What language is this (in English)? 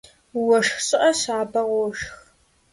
Kabardian